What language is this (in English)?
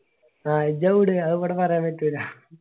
Malayalam